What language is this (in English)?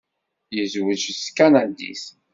Kabyle